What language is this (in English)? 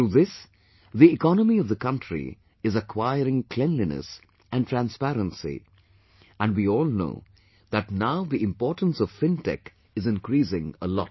English